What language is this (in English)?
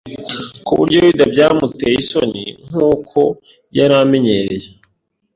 Kinyarwanda